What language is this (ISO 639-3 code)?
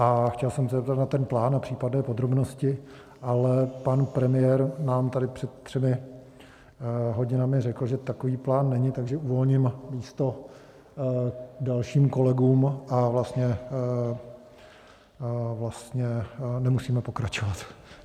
ces